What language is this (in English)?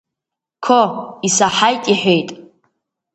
Abkhazian